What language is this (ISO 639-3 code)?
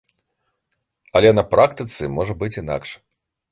bel